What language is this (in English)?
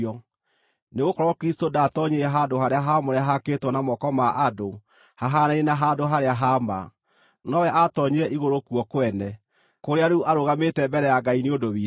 Kikuyu